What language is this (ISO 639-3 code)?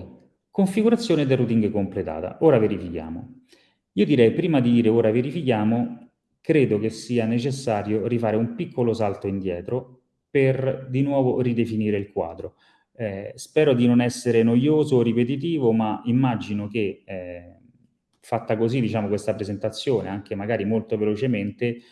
ita